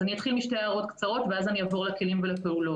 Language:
Hebrew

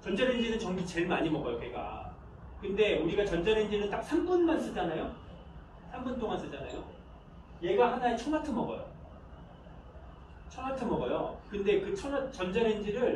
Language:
Korean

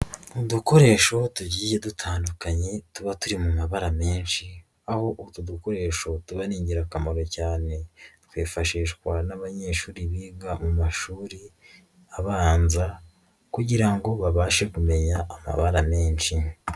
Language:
Kinyarwanda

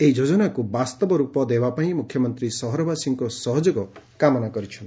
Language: Odia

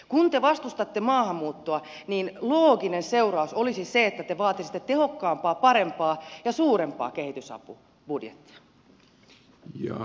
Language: Finnish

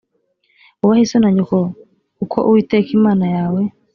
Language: Kinyarwanda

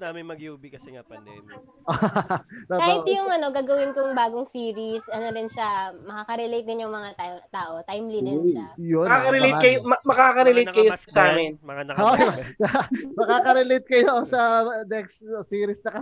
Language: Filipino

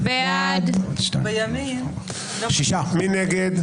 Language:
Hebrew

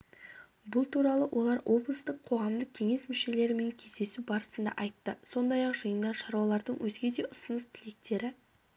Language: Kazakh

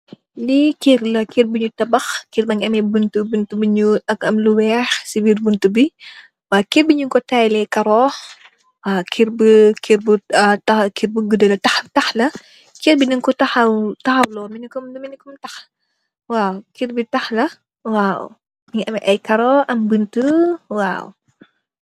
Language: Wolof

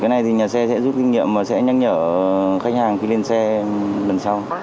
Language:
Vietnamese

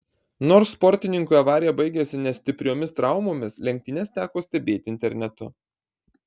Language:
Lithuanian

